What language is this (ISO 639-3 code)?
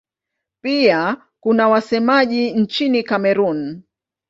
swa